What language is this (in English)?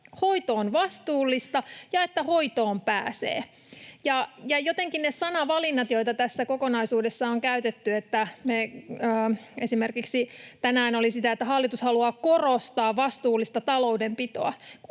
Finnish